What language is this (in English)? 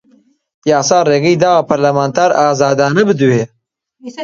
Central Kurdish